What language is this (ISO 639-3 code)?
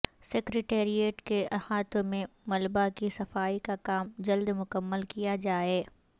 urd